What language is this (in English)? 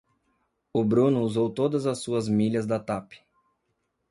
Portuguese